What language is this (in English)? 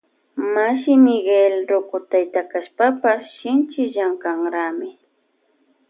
Loja Highland Quichua